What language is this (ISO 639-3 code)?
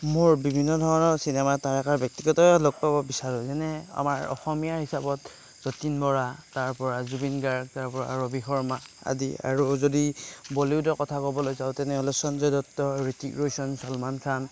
asm